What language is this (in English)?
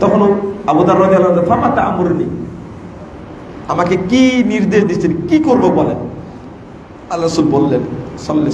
Indonesian